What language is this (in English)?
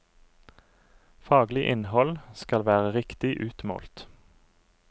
Norwegian